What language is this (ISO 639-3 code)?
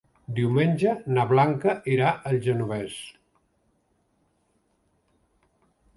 cat